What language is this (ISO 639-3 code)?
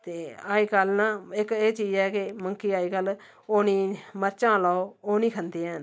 doi